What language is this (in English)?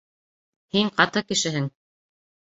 Bashkir